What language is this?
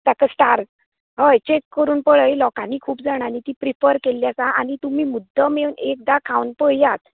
Konkani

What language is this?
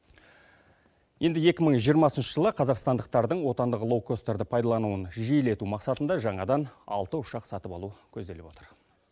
Kazakh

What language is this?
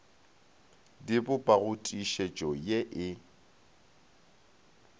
Northern Sotho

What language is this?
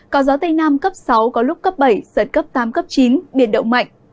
Vietnamese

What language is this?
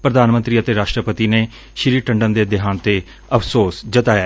Punjabi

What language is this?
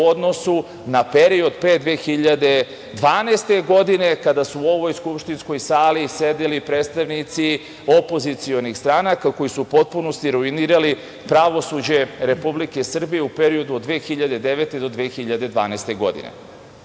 Serbian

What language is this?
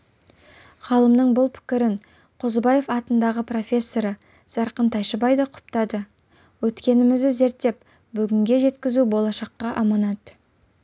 Kazakh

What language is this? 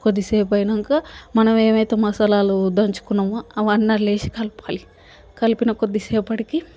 Telugu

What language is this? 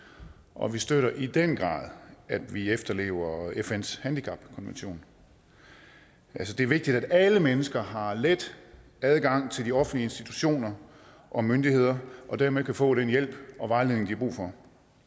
Danish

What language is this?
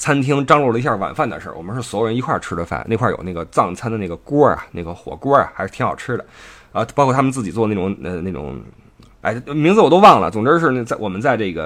Chinese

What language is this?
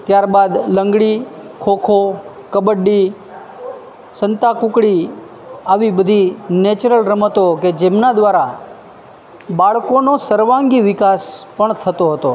Gujarati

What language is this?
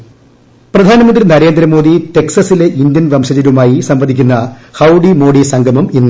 Malayalam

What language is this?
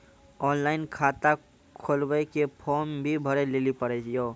Maithili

